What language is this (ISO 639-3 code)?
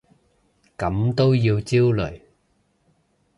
yue